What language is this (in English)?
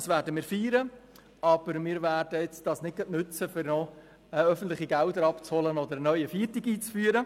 Swiss German